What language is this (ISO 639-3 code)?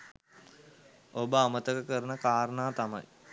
sin